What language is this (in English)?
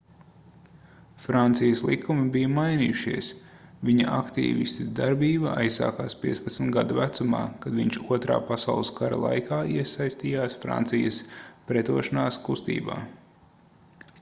Latvian